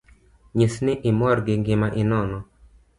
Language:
Luo (Kenya and Tanzania)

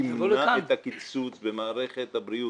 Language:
Hebrew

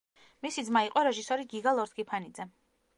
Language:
Georgian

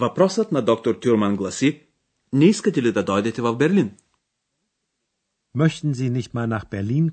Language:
Bulgarian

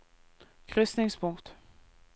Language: Norwegian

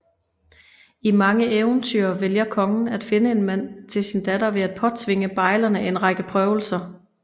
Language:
Danish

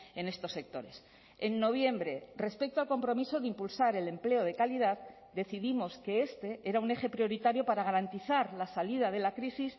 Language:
Spanish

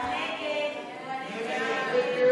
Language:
Hebrew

